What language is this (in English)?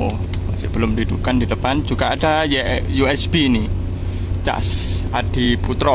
Indonesian